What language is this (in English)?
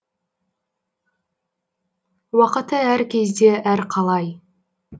Kazakh